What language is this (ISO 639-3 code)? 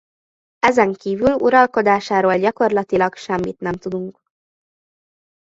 hun